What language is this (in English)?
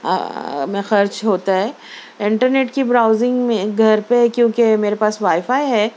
Urdu